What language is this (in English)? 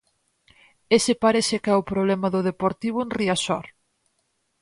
Galician